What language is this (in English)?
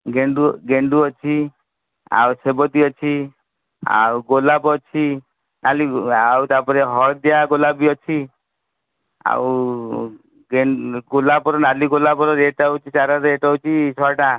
Odia